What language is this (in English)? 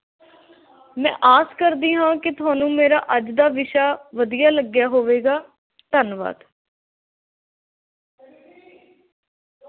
Punjabi